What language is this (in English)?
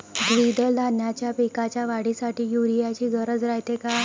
Marathi